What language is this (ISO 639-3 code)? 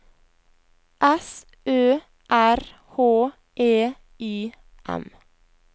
nor